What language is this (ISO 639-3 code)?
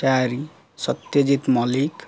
ori